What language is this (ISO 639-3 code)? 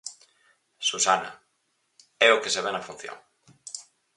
glg